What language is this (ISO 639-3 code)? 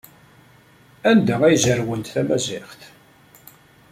kab